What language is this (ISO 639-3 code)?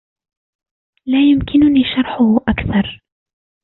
ara